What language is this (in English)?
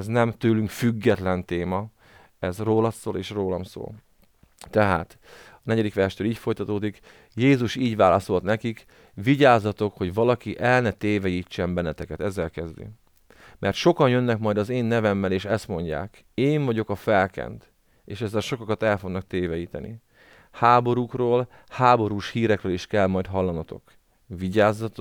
Hungarian